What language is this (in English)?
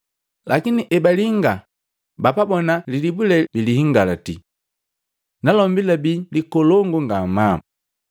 Matengo